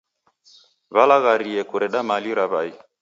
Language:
Taita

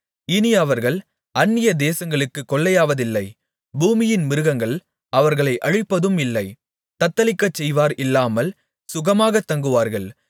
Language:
Tamil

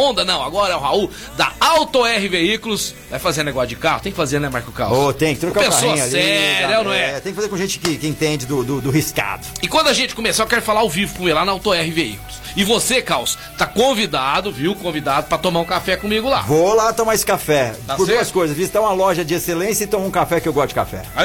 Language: Portuguese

